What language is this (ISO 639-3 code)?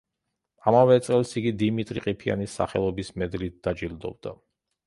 kat